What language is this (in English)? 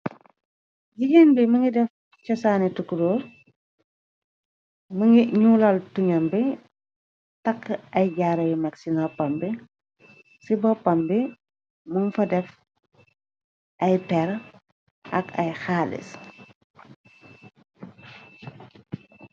Wolof